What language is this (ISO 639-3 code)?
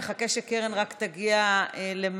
heb